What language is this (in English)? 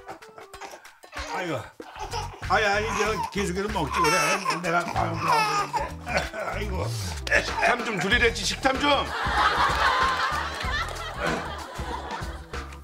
Korean